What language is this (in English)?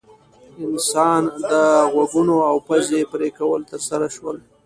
Pashto